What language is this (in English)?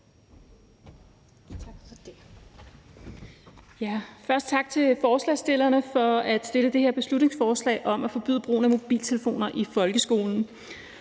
Danish